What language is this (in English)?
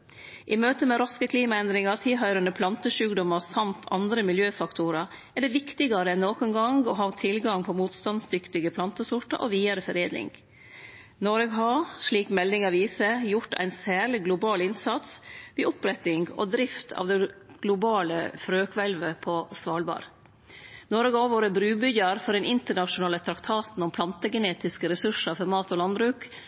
Norwegian Nynorsk